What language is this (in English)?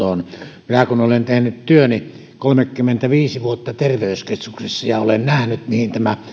Finnish